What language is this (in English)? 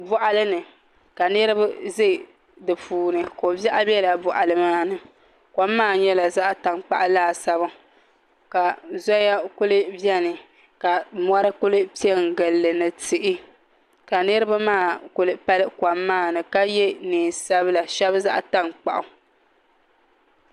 Dagbani